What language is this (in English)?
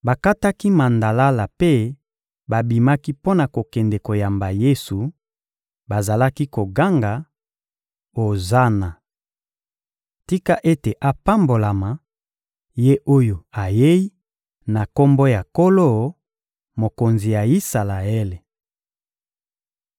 Lingala